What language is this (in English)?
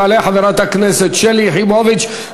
Hebrew